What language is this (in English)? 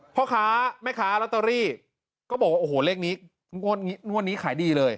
Thai